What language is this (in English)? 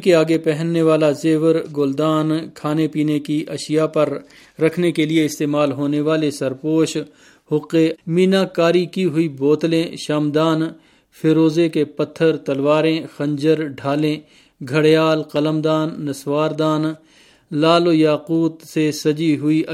Urdu